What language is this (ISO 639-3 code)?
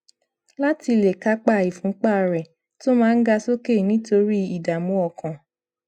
yor